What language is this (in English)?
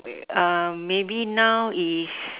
English